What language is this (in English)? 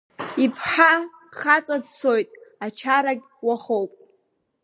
Abkhazian